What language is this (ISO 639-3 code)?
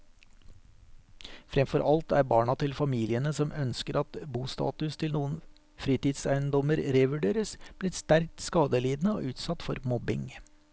nor